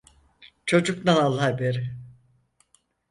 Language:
Turkish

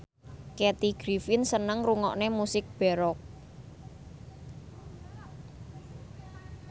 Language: Javanese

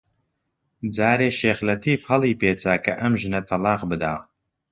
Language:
Central Kurdish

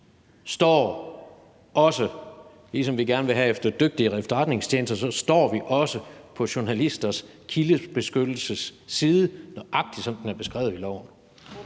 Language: Danish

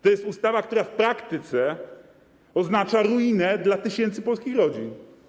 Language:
Polish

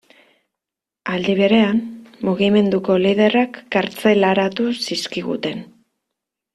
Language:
Basque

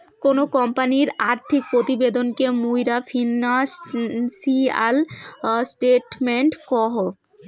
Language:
Bangla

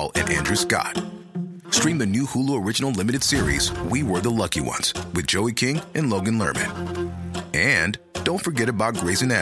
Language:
Swedish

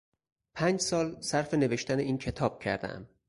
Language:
Persian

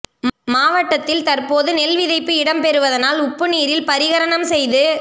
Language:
Tamil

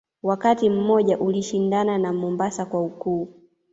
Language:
Swahili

